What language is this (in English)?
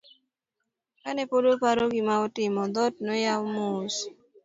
Luo (Kenya and Tanzania)